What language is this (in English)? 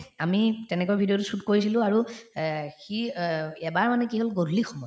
Assamese